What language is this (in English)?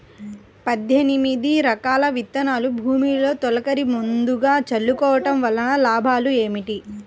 Telugu